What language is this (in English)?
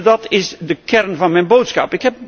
Dutch